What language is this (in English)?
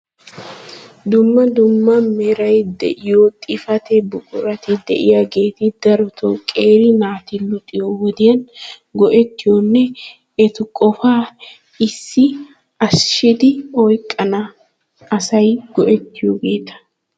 Wolaytta